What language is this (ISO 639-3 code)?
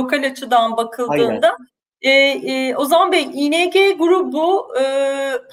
tur